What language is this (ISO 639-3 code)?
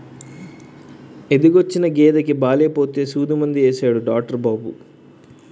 tel